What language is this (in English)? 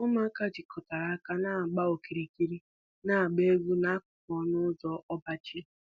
Igbo